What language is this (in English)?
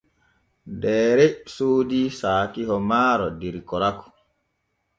Borgu Fulfulde